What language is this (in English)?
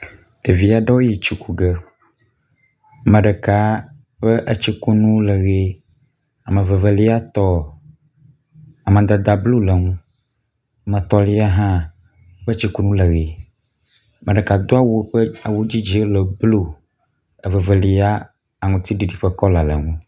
Ewe